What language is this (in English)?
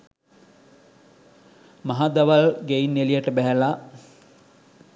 Sinhala